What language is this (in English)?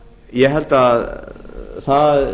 Icelandic